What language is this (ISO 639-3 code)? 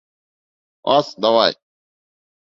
bak